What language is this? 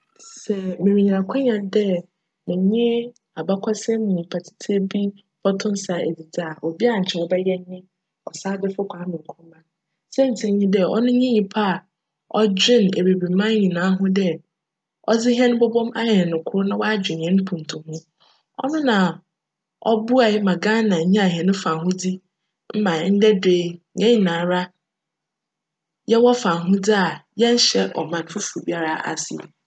Akan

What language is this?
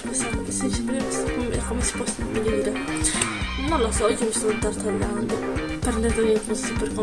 Italian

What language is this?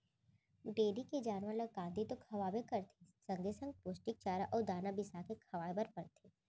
Chhattisgarhi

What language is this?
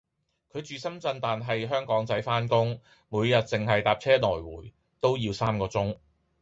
Cantonese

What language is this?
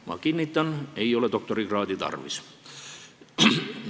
Estonian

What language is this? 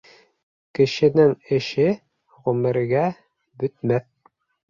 Bashkir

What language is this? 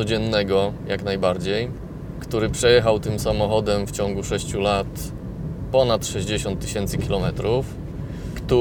Polish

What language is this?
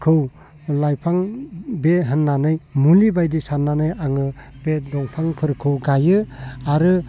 Bodo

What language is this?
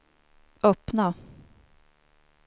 Swedish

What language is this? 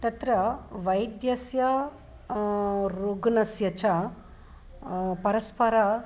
Sanskrit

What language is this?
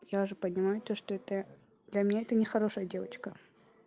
Russian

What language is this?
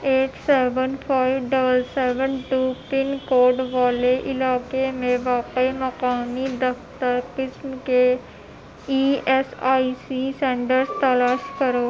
Urdu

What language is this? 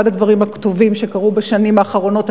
Hebrew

